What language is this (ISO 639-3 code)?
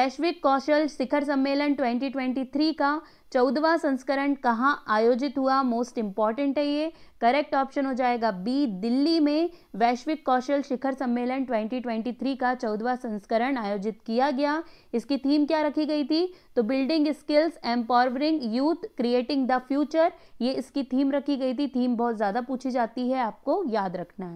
hin